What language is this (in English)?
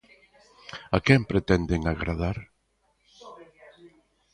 Galician